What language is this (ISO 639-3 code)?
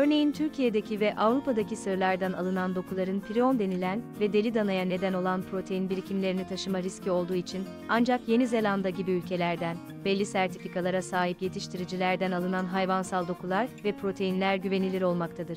tur